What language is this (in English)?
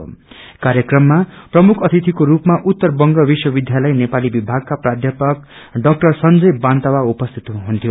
Nepali